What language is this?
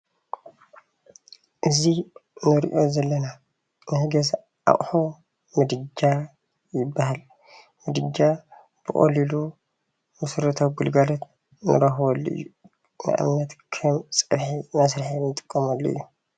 Tigrinya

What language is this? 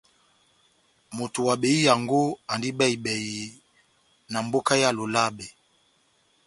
Batanga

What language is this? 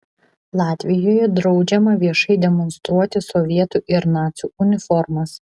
Lithuanian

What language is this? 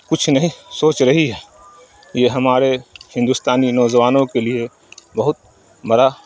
Urdu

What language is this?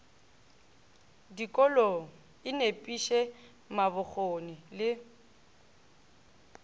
Northern Sotho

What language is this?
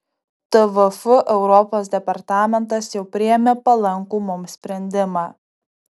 Lithuanian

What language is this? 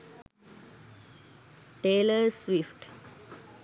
Sinhala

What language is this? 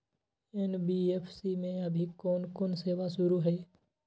Magahi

